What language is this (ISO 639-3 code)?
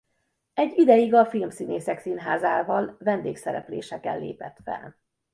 hun